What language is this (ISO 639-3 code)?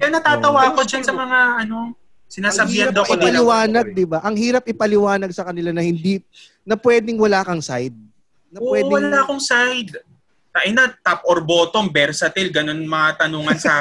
fil